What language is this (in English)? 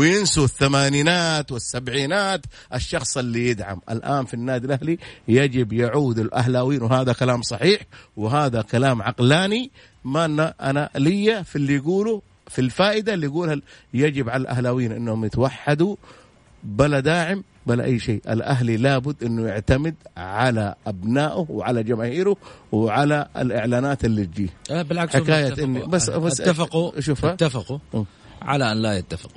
Arabic